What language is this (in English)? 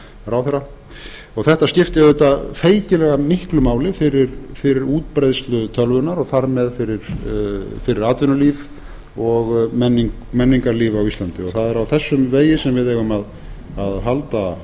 Icelandic